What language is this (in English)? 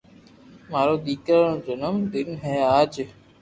Loarki